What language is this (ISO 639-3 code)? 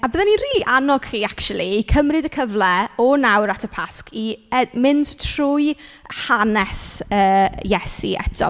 cym